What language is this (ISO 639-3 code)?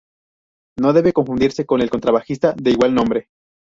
spa